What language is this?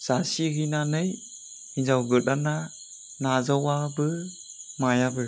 Bodo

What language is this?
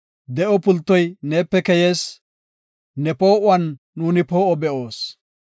Gofa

